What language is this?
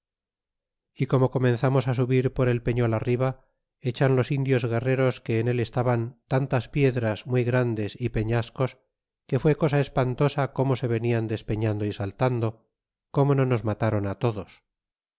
Spanish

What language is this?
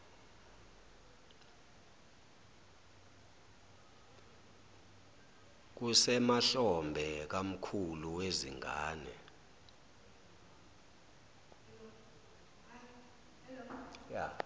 Zulu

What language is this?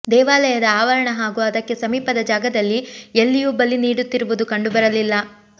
Kannada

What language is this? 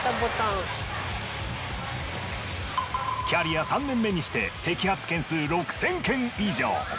Japanese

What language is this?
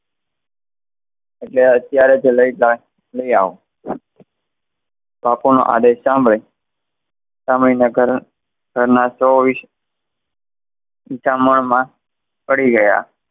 Gujarati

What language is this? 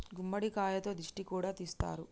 Telugu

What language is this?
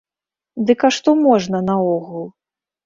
Belarusian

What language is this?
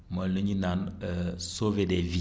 Wolof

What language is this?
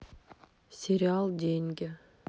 Russian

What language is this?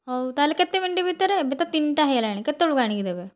Odia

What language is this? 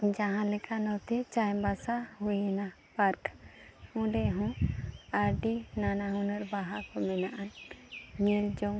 Santali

